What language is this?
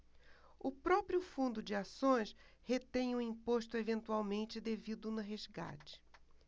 Portuguese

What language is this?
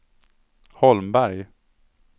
Swedish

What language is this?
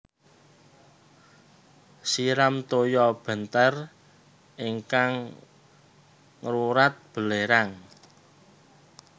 Javanese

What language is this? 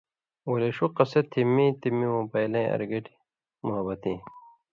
Indus Kohistani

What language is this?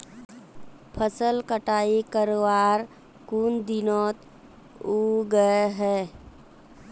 Magahi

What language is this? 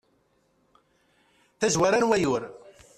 Kabyle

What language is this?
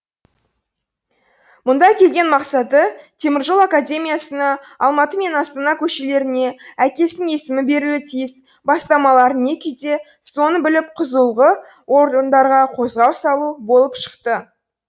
Kazakh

